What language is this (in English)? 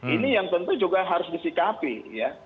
Indonesian